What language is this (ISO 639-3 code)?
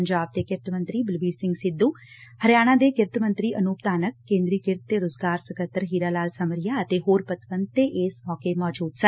pan